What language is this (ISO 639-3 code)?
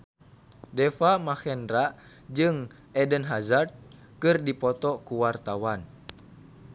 sun